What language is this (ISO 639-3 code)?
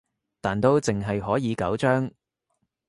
yue